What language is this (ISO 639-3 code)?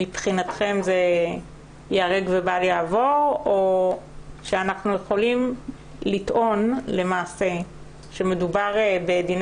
heb